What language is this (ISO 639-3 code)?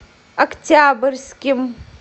rus